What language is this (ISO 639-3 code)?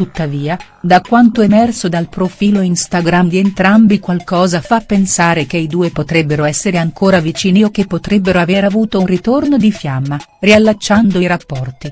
ita